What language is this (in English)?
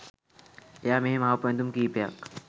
Sinhala